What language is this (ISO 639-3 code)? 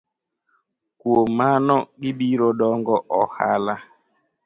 luo